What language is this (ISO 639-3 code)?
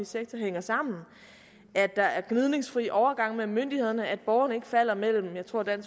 dan